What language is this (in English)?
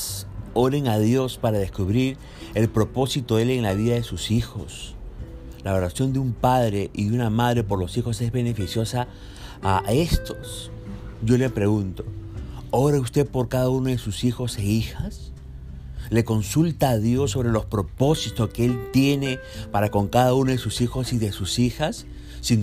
Spanish